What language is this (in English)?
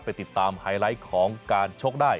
Thai